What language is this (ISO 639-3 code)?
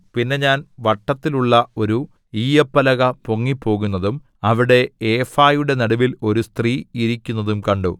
mal